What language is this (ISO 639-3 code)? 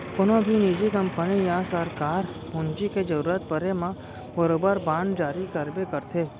hne